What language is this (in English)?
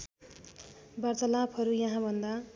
Nepali